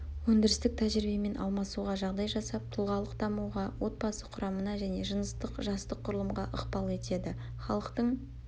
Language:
Kazakh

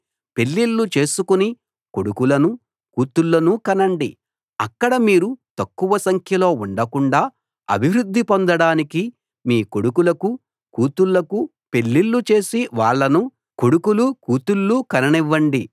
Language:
Telugu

